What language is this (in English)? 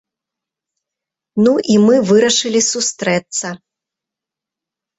Belarusian